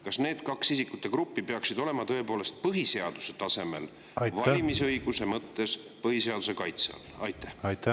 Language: Estonian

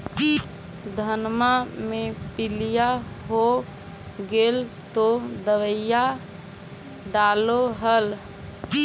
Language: Magahi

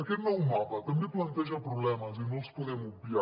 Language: Catalan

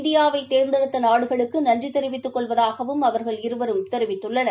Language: Tamil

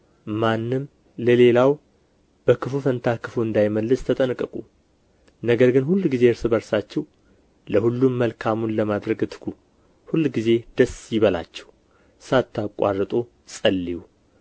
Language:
Amharic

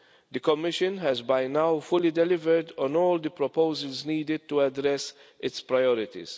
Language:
English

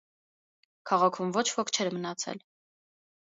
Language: Armenian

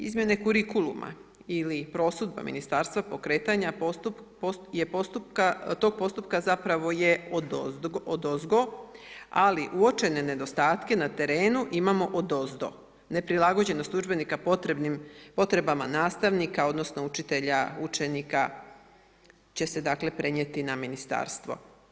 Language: Croatian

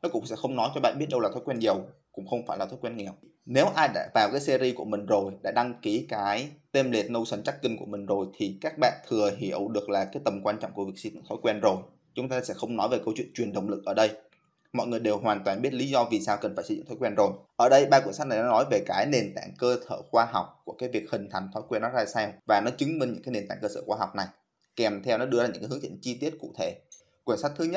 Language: Vietnamese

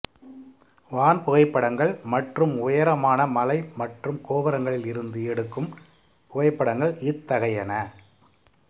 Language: Tamil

